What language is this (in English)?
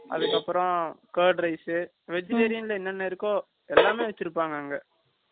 Tamil